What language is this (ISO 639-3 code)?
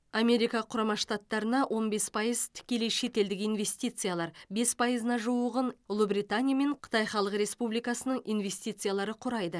kaz